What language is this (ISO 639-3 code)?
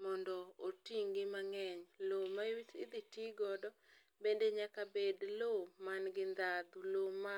luo